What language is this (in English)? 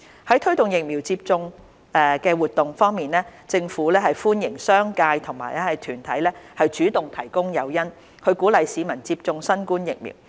Cantonese